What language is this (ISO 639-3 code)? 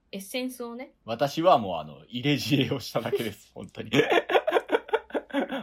jpn